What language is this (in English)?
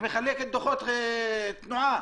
Hebrew